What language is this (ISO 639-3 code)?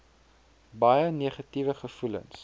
afr